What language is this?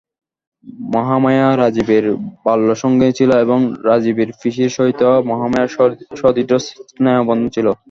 Bangla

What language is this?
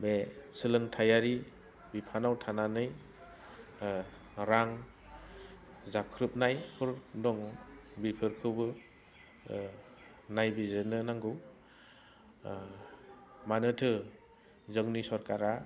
Bodo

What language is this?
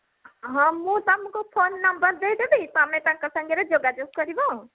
Odia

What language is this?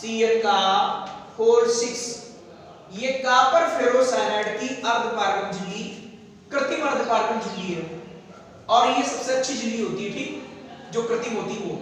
Hindi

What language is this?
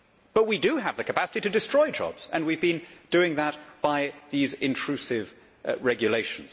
English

